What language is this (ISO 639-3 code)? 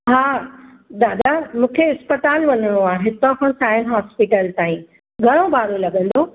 snd